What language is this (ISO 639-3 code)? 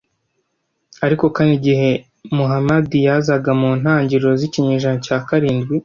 kin